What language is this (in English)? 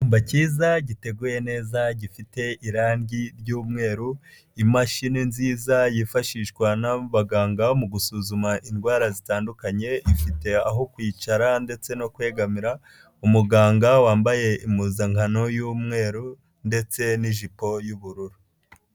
Kinyarwanda